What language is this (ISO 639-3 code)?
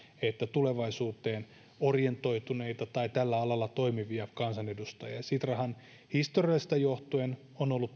fin